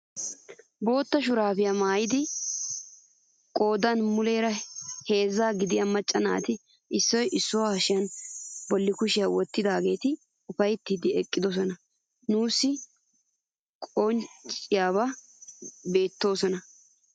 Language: Wolaytta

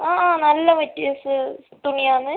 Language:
Malayalam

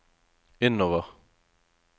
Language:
Norwegian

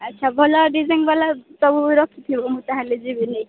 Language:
Odia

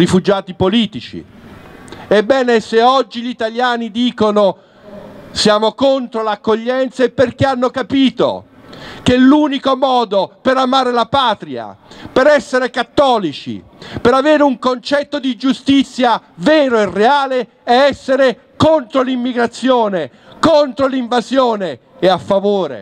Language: Italian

